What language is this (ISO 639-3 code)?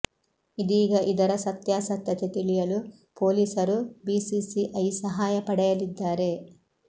kan